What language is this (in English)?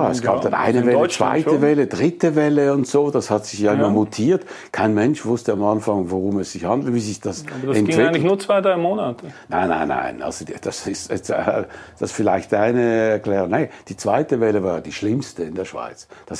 German